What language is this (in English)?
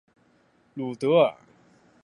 Chinese